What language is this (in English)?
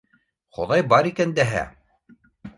Bashkir